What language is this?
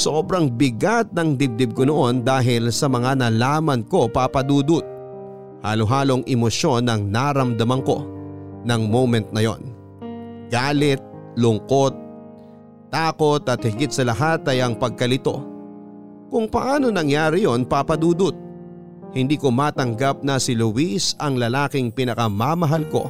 Filipino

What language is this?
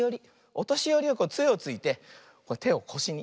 Japanese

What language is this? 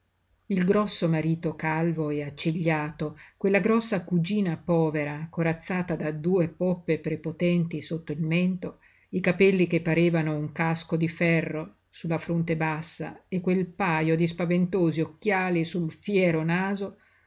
Italian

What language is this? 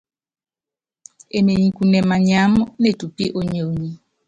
Yangben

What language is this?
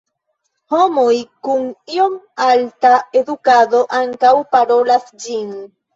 Esperanto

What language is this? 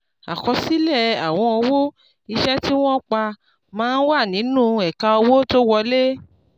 Yoruba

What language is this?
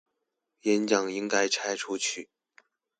Chinese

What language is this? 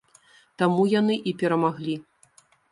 Belarusian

